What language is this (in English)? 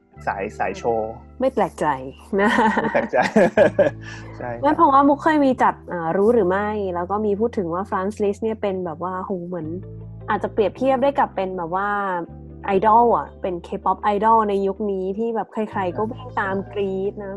Thai